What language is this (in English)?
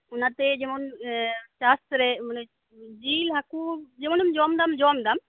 Santali